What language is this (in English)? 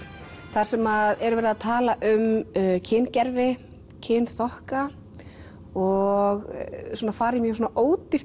Icelandic